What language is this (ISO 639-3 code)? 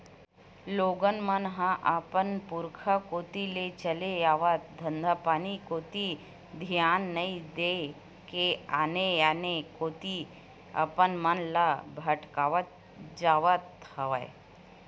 hne